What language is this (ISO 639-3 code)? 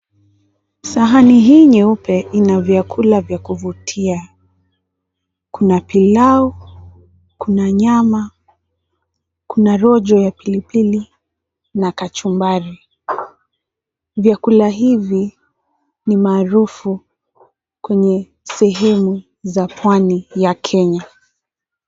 swa